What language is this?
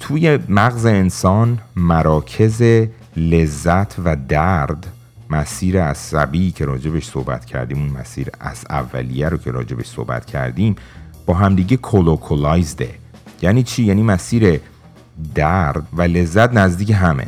Persian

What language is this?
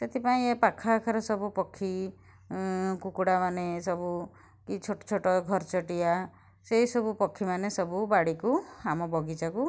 Odia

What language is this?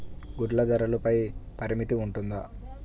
Telugu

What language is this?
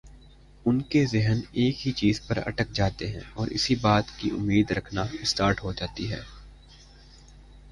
Urdu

